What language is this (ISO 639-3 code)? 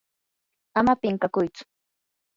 qur